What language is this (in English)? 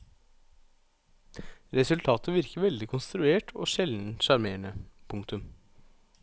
Norwegian